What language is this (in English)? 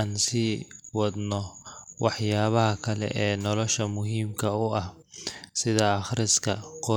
Somali